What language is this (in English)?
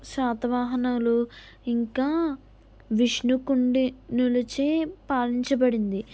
Telugu